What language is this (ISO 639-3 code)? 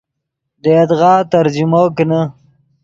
ydg